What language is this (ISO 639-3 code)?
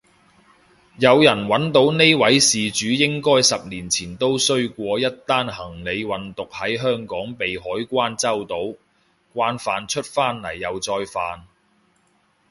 yue